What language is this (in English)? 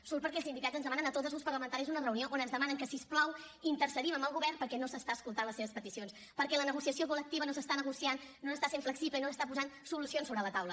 Catalan